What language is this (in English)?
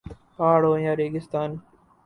Urdu